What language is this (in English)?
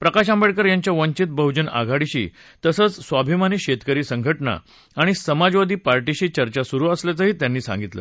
Marathi